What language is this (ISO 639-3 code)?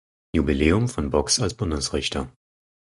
deu